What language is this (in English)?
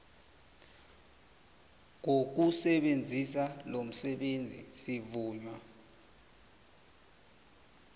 South Ndebele